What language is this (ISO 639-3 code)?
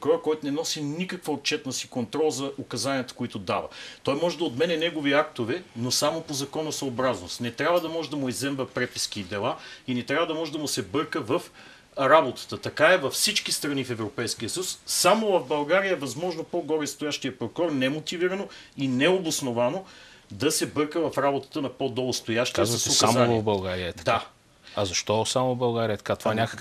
bul